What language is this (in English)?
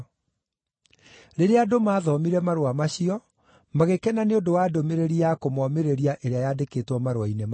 Kikuyu